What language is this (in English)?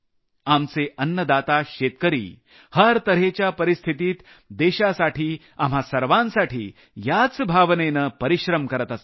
Marathi